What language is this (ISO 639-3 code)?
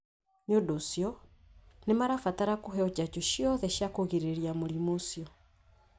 kik